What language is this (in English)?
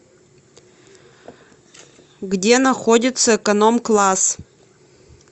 Russian